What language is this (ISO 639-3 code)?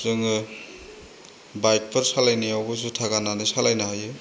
brx